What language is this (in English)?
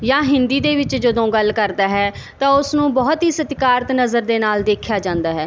Punjabi